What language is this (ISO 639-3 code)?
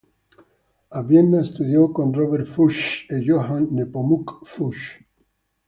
ita